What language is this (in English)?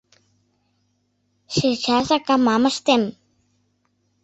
Mari